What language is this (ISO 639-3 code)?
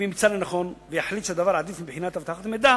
heb